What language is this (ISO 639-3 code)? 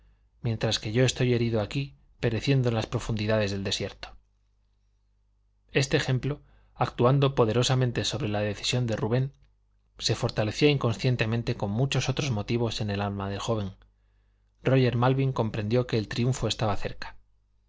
spa